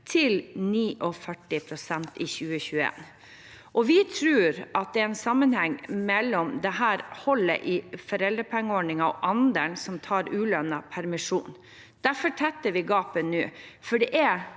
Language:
Norwegian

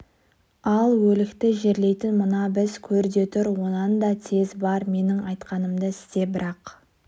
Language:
Kazakh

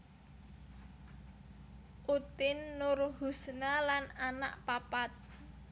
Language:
Javanese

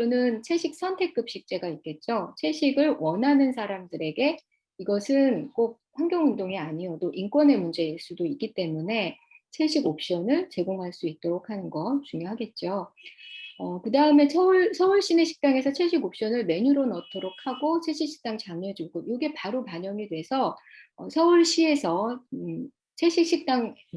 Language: Korean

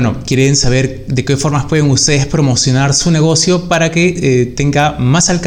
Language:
Spanish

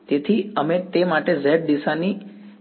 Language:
Gujarati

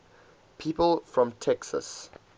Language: English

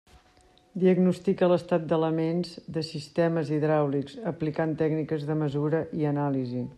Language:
Catalan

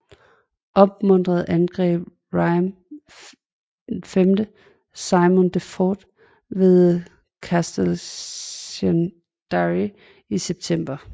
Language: Danish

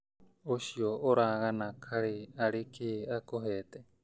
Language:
Kikuyu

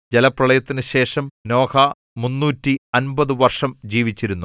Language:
Malayalam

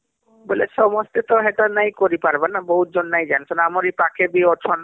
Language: Odia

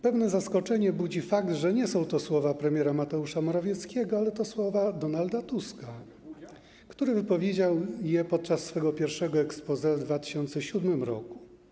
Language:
Polish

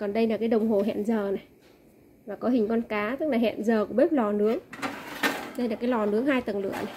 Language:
Vietnamese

